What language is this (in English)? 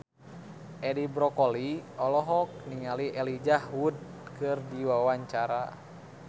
Sundanese